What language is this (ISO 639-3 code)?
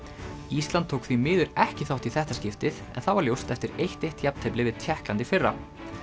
isl